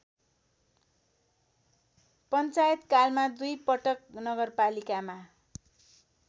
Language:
Nepali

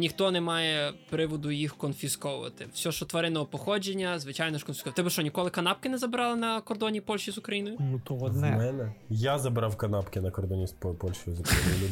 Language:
Ukrainian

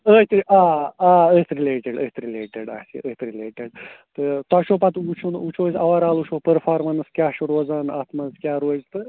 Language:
Kashmiri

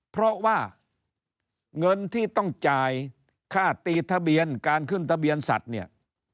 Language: Thai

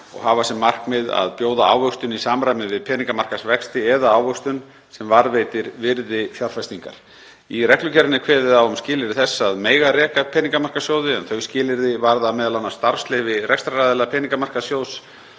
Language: Icelandic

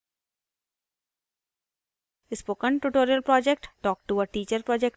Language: Hindi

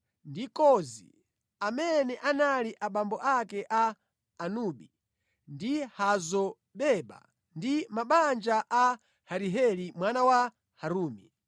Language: Nyanja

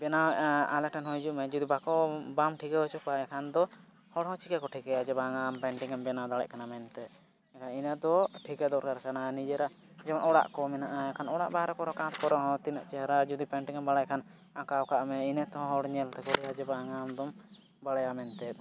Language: Santali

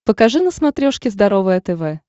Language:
Russian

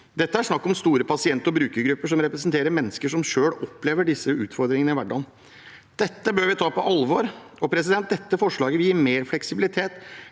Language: Norwegian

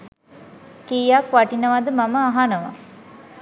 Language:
Sinhala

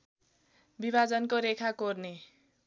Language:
Nepali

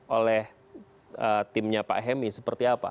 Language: Indonesian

